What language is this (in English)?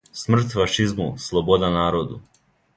Serbian